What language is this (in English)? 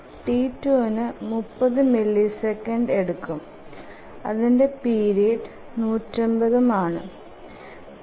Malayalam